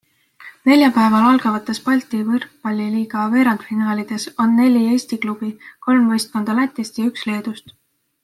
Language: Estonian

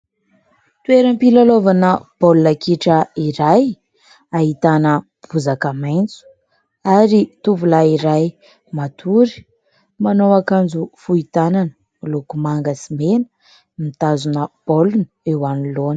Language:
Malagasy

